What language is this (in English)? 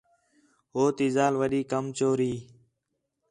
Khetrani